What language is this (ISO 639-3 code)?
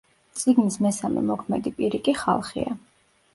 kat